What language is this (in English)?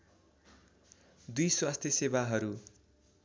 Nepali